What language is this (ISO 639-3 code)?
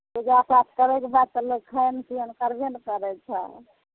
mai